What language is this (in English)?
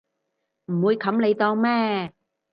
Cantonese